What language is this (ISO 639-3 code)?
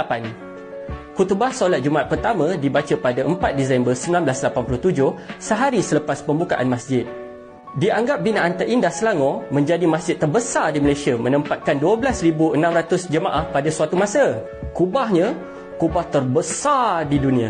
msa